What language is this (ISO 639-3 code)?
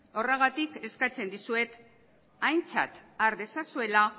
eus